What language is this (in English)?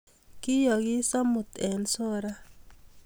Kalenjin